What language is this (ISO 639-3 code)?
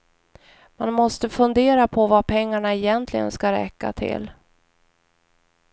swe